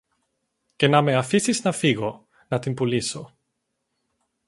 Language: Greek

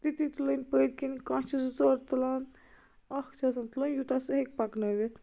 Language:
Kashmiri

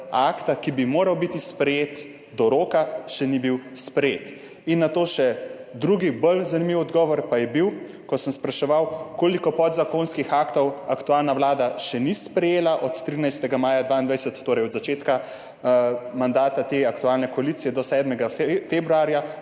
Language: Slovenian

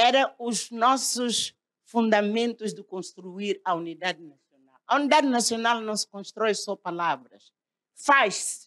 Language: Portuguese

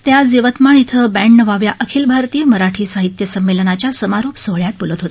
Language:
Marathi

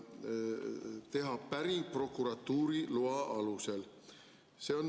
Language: Estonian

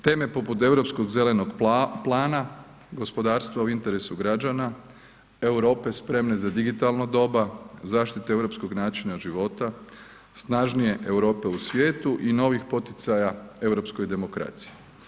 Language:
Croatian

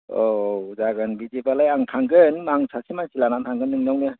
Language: Bodo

